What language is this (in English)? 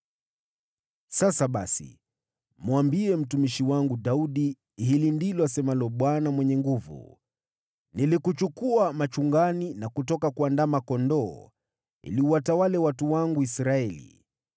Swahili